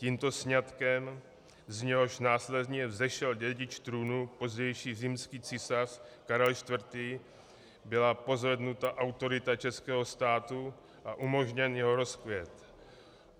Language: Czech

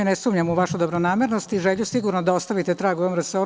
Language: Serbian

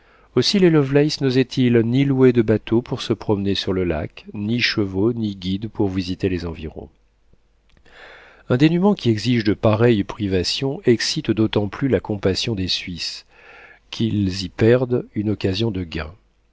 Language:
French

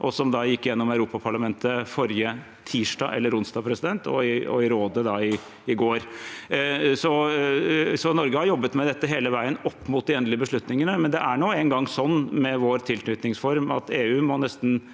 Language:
Norwegian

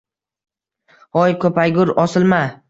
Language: Uzbek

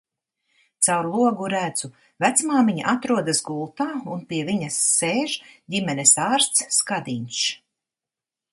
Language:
Latvian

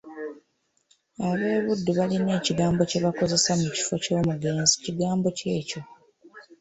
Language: Ganda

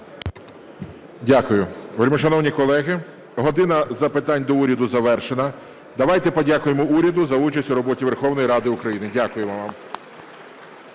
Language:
Ukrainian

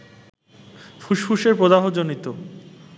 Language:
Bangla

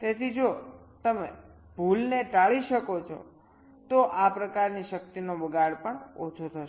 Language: Gujarati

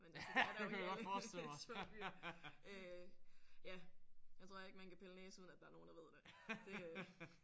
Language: Danish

